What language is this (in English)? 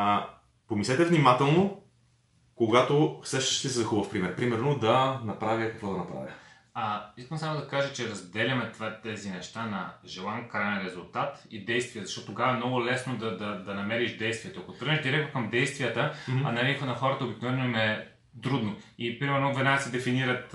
Bulgarian